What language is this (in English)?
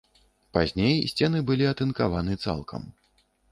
Belarusian